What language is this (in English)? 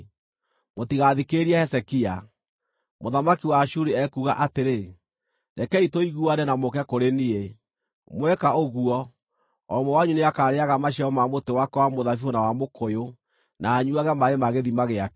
Kikuyu